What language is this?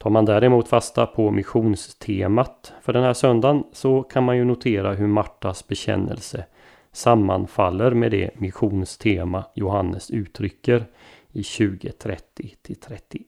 Swedish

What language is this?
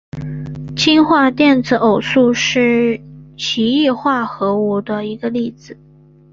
Chinese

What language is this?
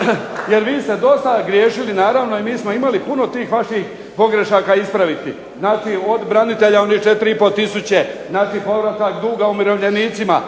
Croatian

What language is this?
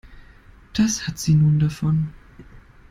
German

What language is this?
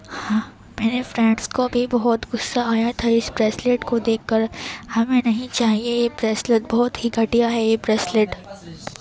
Urdu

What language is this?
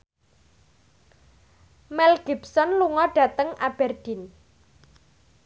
Javanese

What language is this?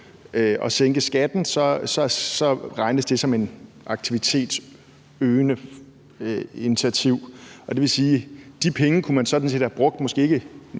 Danish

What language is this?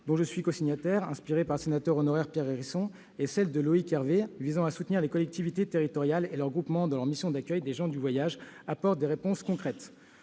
French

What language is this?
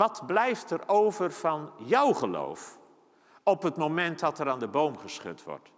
Dutch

